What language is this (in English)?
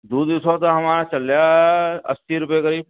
Urdu